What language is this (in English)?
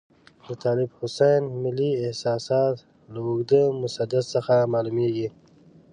Pashto